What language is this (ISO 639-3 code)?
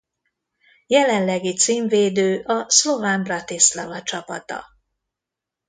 hun